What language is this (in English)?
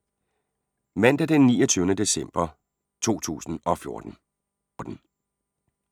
Danish